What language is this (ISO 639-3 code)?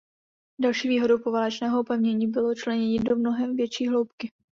ces